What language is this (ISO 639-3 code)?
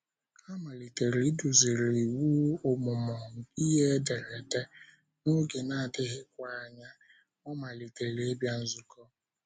ibo